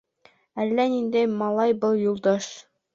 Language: Bashkir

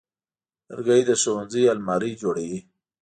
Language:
Pashto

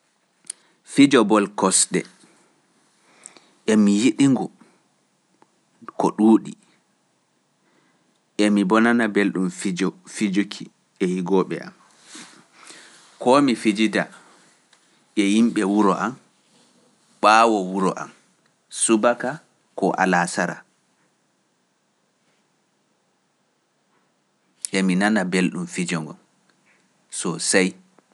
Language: Pular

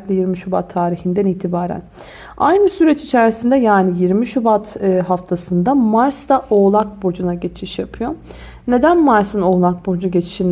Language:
Turkish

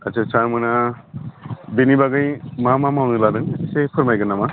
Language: Bodo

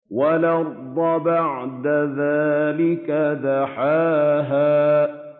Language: Arabic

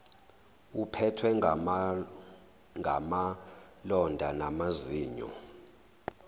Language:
Zulu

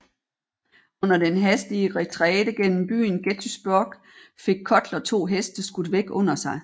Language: Danish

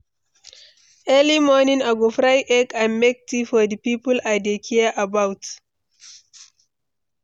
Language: Nigerian Pidgin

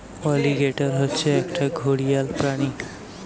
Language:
Bangla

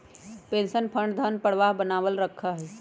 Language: Magahi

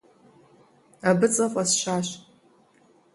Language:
Kabardian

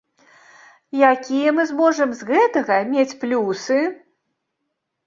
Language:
Belarusian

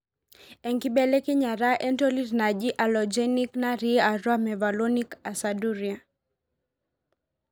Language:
Masai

